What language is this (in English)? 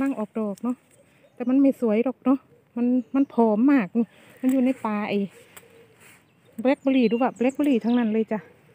Thai